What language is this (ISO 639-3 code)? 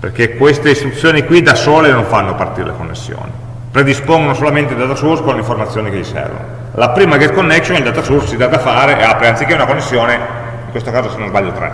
ita